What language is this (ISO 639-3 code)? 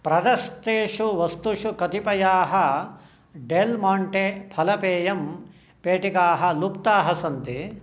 san